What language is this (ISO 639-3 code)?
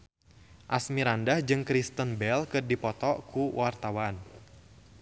sun